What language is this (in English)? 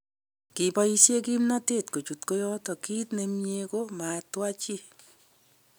Kalenjin